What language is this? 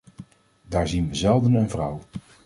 Dutch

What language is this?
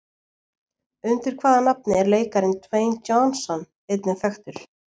Icelandic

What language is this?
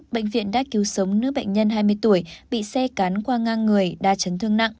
Vietnamese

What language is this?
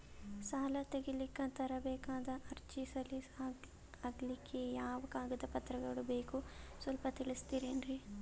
Kannada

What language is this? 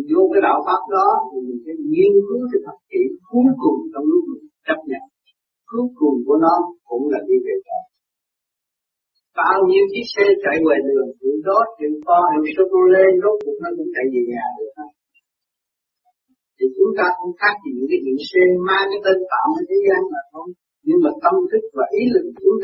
Vietnamese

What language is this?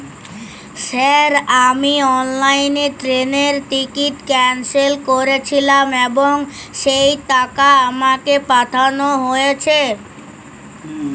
Bangla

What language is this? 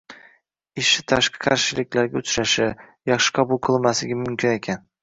Uzbek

